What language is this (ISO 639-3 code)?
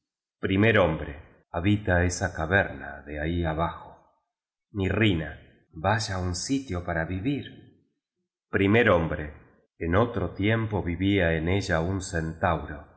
spa